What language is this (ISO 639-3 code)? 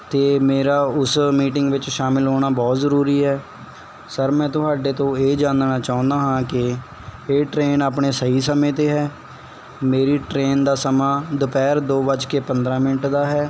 pan